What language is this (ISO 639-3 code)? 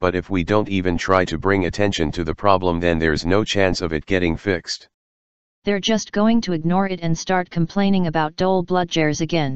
eng